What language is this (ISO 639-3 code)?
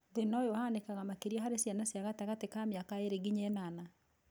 kik